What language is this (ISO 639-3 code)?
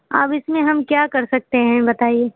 urd